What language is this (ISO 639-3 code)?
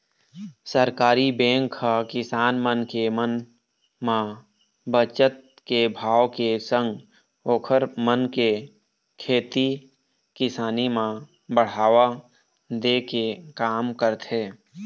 hne